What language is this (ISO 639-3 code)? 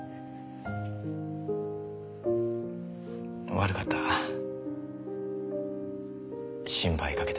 jpn